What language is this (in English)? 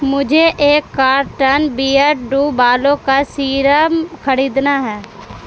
Urdu